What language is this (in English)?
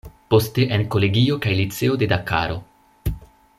Esperanto